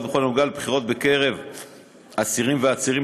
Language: Hebrew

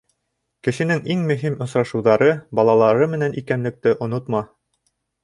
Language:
Bashkir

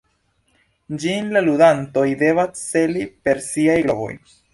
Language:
Esperanto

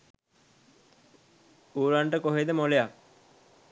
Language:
Sinhala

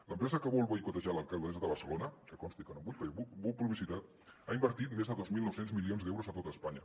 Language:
Catalan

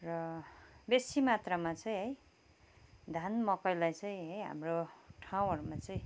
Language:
Nepali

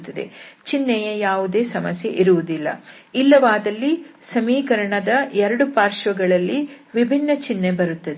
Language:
Kannada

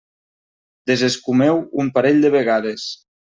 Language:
Catalan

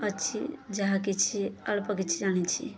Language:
Odia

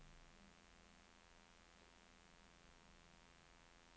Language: Norwegian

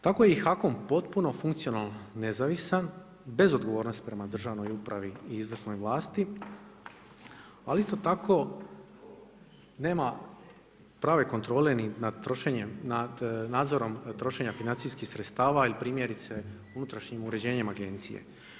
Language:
Croatian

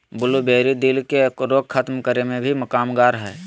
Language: Magahi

